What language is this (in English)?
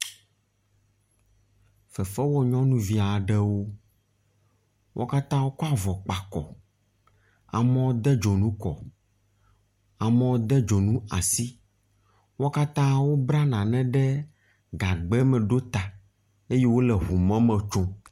Ewe